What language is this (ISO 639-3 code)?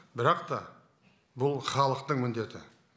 kaz